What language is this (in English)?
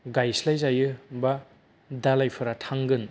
Bodo